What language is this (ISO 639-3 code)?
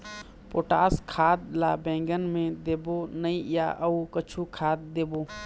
hne